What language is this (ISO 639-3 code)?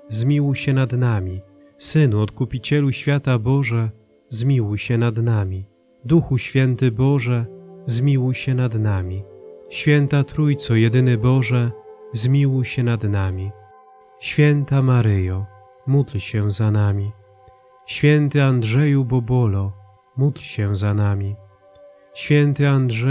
pol